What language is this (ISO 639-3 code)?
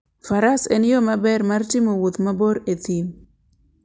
luo